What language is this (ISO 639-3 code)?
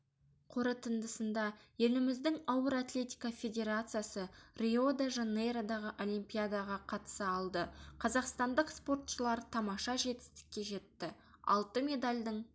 kaz